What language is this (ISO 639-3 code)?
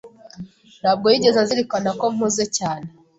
kin